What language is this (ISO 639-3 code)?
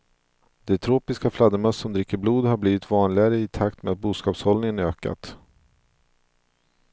swe